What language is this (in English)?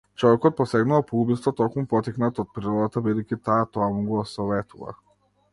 Macedonian